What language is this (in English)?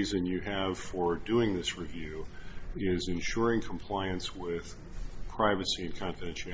English